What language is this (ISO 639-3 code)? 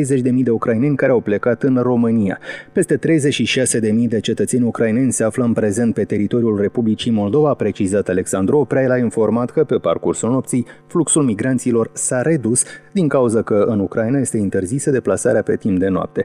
ron